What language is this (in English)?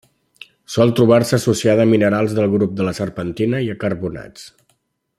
Catalan